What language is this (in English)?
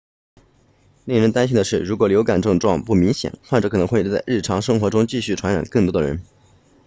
Chinese